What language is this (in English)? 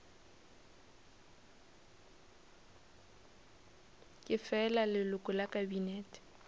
Northern Sotho